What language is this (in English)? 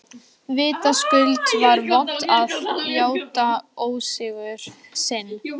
Icelandic